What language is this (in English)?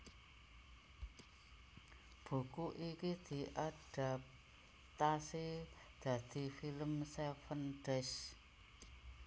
Javanese